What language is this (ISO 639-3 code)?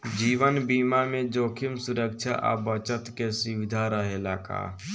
bho